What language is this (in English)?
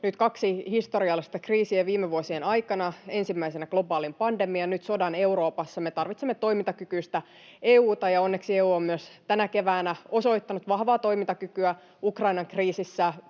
Finnish